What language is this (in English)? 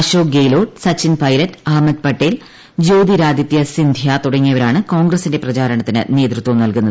Malayalam